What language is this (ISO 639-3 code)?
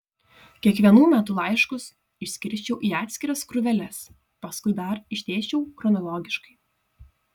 lit